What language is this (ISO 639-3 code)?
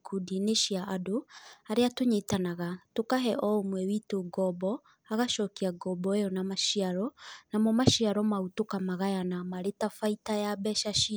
kik